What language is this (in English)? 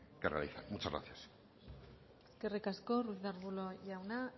Spanish